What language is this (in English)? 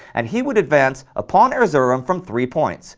English